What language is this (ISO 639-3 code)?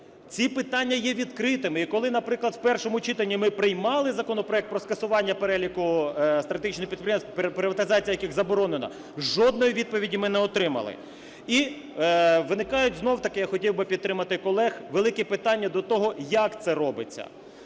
ukr